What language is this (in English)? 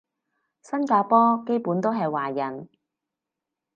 Cantonese